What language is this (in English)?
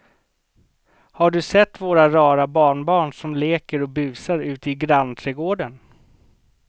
Swedish